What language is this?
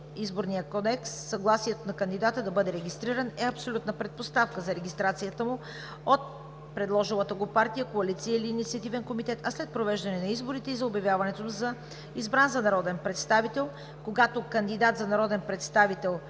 Bulgarian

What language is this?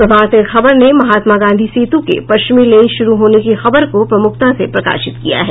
Hindi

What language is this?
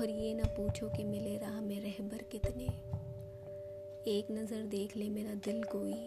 Urdu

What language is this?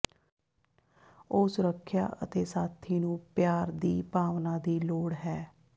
Punjabi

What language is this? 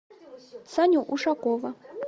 Russian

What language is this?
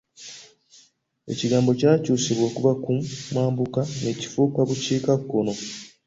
Ganda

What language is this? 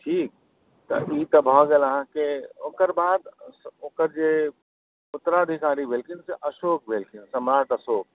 Maithili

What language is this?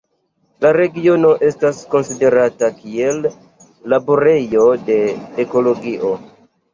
Esperanto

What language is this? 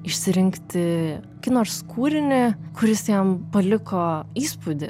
Lithuanian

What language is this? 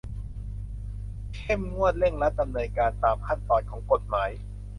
Thai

